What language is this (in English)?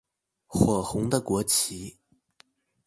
Chinese